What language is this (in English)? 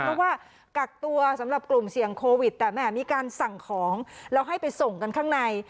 Thai